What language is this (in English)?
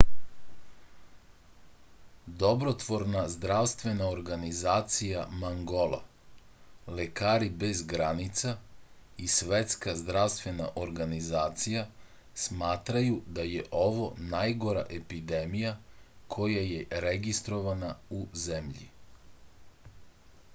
Serbian